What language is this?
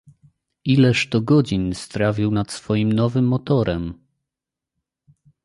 Polish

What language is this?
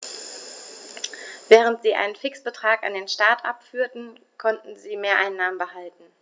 German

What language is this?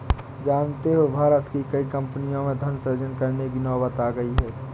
Hindi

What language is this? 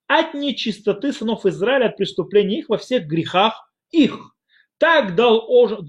Russian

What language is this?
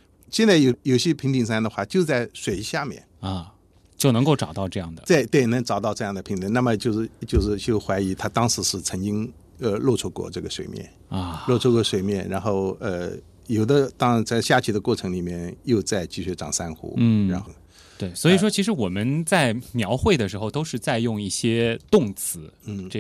Chinese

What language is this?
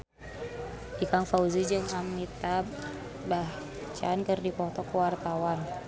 Sundanese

